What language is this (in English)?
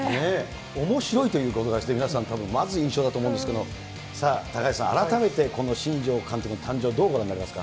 Japanese